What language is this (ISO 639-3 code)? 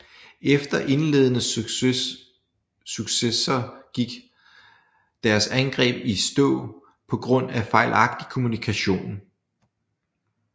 dan